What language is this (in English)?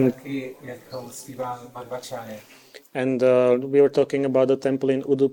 Czech